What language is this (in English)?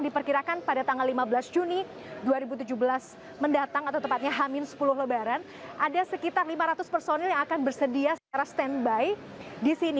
Indonesian